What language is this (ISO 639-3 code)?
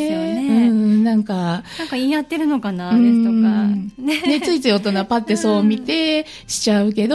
jpn